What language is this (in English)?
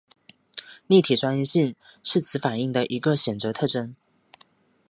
Chinese